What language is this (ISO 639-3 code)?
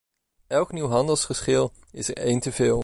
nld